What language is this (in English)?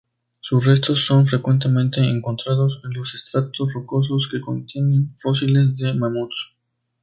Spanish